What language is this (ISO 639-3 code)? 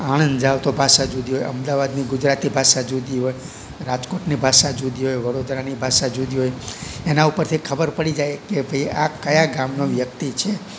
guj